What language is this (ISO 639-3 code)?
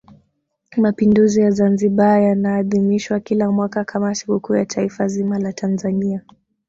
swa